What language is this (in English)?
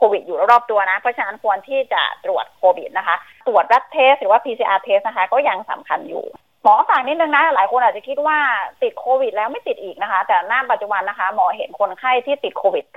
Thai